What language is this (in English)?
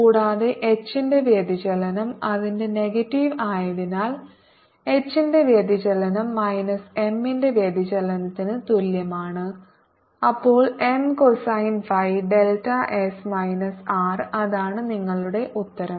Malayalam